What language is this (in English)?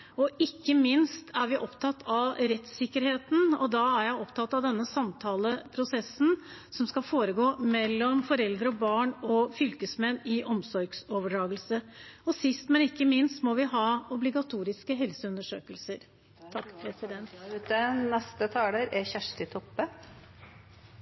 Norwegian